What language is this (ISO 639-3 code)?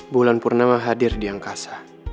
ind